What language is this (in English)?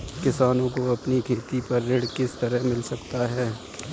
Hindi